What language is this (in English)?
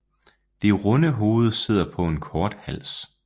Danish